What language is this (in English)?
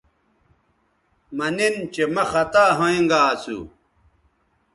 Bateri